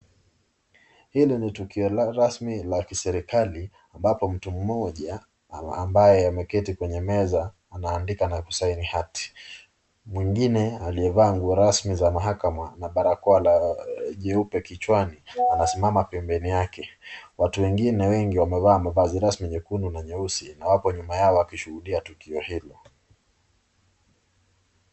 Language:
Swahili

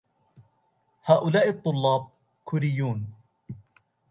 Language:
Arabic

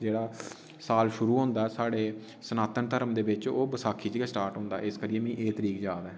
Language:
Dogri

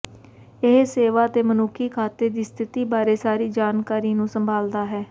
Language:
Punjabi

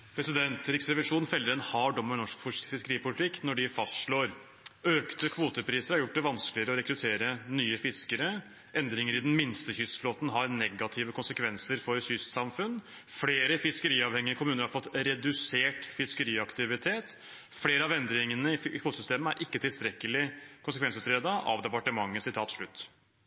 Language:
Norwegian Bokmål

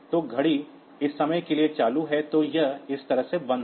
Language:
Hindi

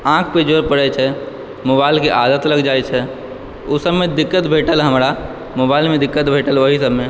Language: Maithili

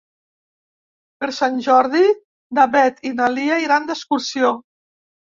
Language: Catalan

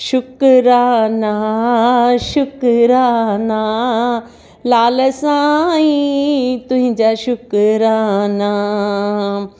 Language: Sindhi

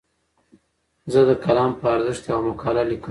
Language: Pashto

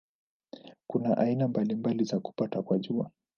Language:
Swahili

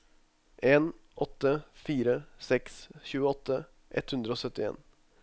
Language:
Norwegian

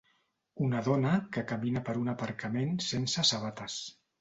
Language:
Catalan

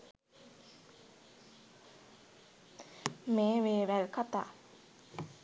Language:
Sinhala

